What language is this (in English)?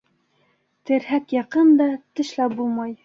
Bashkir